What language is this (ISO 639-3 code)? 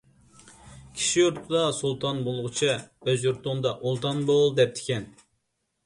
uig